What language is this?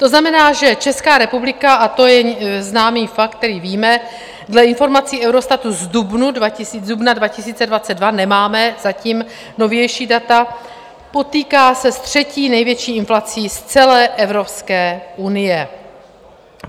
Czech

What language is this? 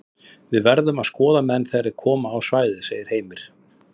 Icelandic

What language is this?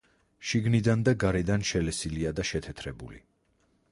Georgian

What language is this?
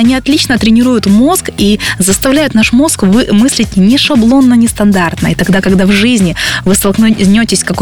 Russian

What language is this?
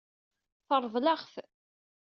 Kabyle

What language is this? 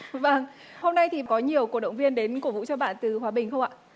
Vietnamese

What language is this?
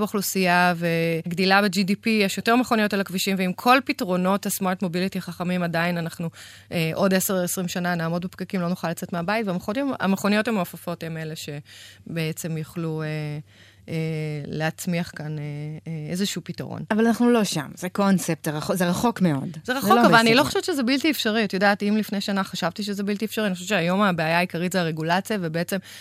Hebrew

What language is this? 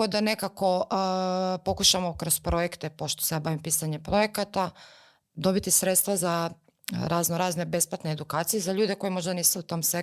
Croatian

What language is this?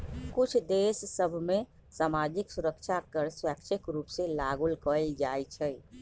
Magahi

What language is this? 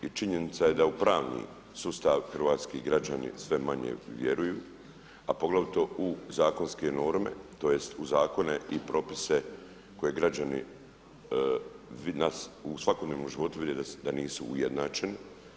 Croatian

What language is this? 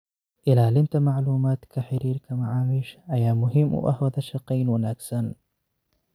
Somali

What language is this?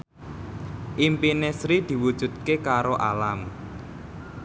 Javanese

